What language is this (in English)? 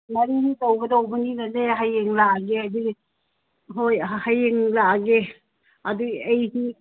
Manipuri